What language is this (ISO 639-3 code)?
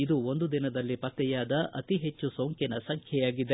kan